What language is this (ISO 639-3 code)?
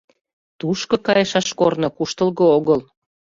chm